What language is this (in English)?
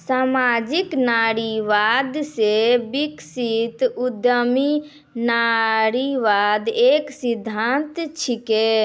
Maithili